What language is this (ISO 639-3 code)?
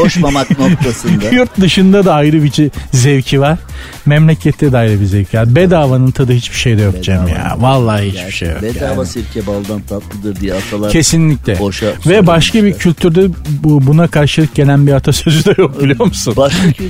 tur